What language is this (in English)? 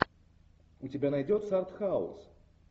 Russian